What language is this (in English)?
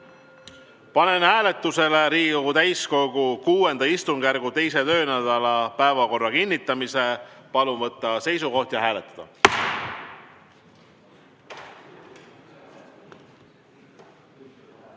Estonian